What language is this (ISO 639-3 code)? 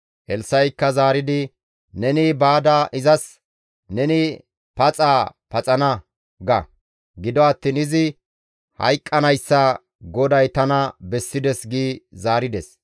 gmv